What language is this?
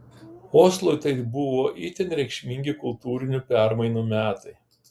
Lithuanian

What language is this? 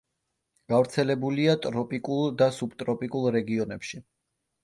Georgian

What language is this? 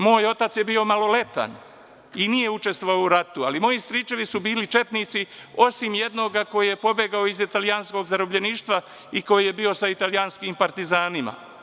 Serbian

